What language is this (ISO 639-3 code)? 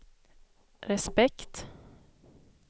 swe